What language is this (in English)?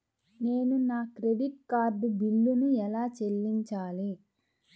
Telugu